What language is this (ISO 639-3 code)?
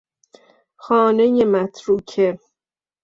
fas